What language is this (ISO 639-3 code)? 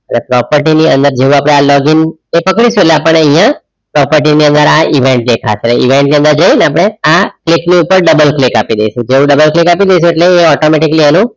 guj